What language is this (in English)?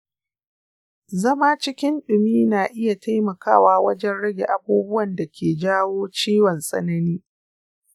Hausa